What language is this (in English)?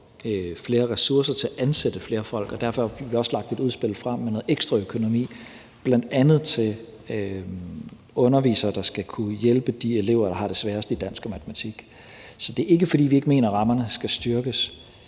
Danish